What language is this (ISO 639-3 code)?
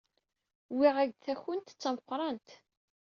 kab